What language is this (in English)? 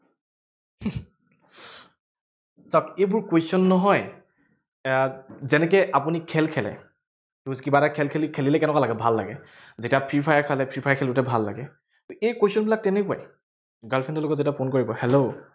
Assamese